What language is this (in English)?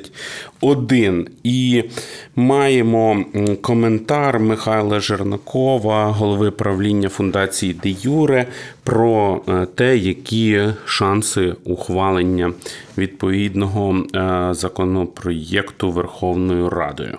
Ukrainian